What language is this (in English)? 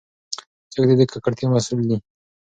Pashto